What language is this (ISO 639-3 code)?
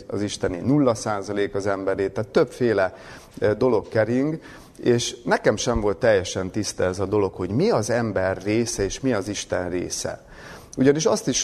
hun